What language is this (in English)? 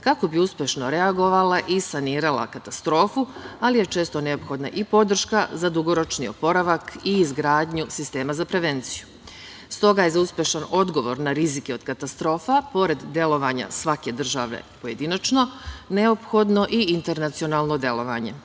Serbian